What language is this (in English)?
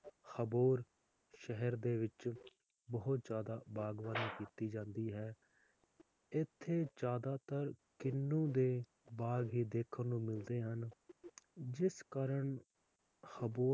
Punjabi